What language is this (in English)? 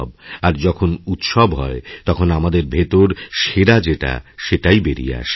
Bangla